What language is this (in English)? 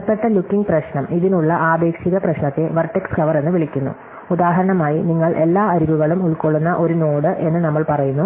Malayalam